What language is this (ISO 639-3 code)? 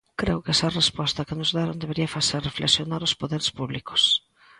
glg